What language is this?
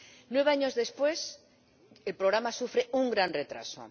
Spanish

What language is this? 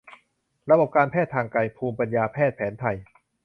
Thai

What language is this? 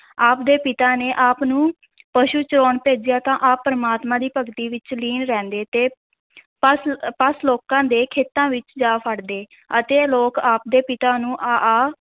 Punjabi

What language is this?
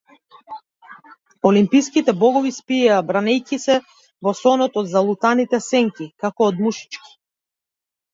Macedonian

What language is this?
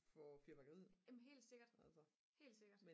Danish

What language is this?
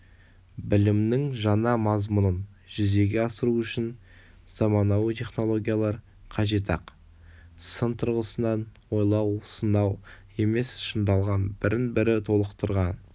Kazakh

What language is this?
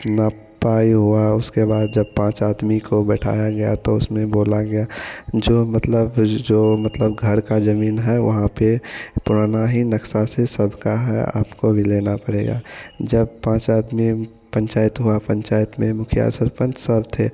Hindi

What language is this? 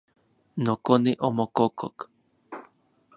Central Puebla Nahuatl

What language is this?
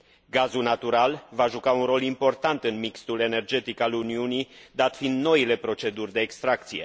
Romanian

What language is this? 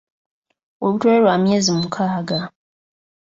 Ganda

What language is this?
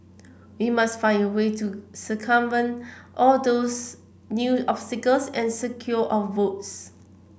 English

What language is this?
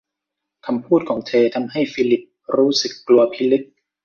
Thai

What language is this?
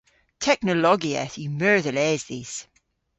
Cornish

